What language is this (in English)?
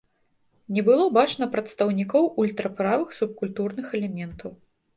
Belarusian